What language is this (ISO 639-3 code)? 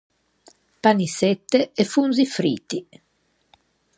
lij